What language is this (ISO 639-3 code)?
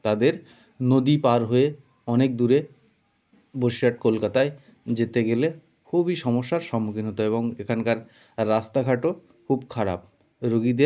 ben